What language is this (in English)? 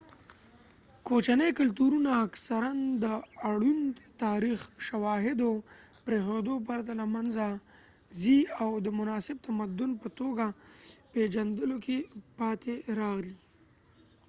Pashto